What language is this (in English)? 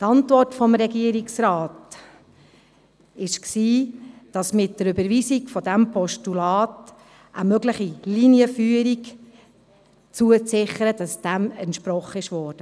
Swiss German